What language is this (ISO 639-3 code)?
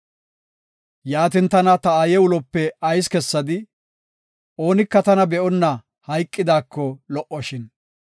gof